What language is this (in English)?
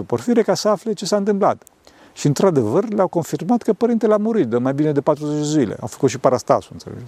Romanian